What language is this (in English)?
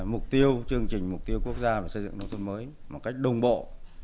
Vietnamese